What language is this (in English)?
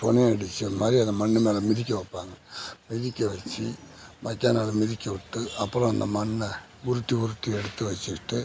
Tamil